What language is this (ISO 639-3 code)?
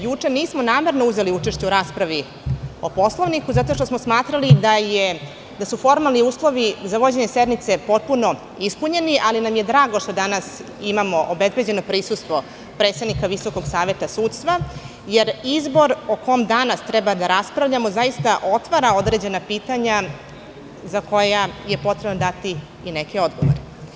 srp